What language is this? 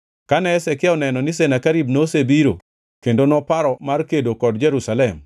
Luo (Kenya and Tanzania)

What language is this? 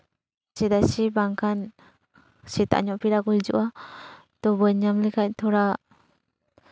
Santali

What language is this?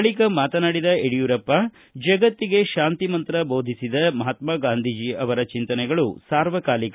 Kannada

